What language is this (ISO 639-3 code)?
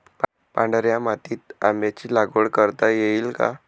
mar